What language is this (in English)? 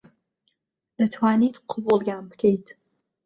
Central Kurdish